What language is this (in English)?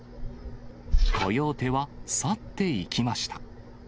Japanese